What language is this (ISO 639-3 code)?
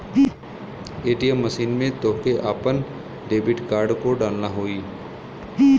bho